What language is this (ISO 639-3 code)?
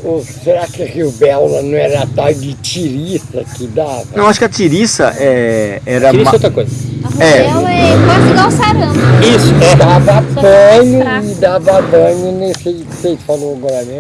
por